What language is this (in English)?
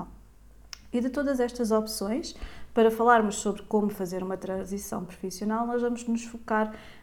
Portuguese